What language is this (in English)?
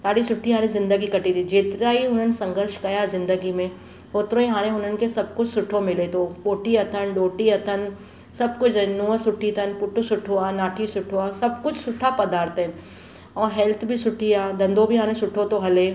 Sindhi